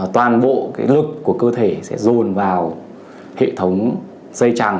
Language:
Vietnamese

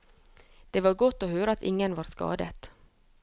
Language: Norwegian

